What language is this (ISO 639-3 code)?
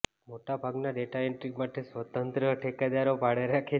guj